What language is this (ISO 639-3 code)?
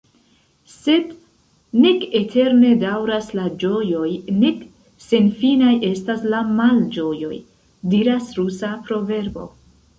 epo